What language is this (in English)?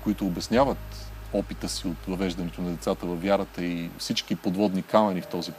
Bulgarian